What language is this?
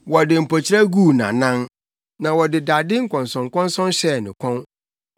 Akan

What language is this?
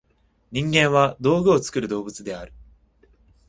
Japanese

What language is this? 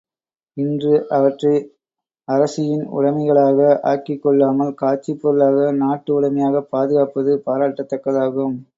Tamil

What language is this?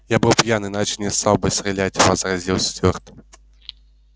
Russian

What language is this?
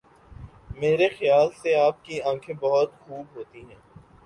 Urdu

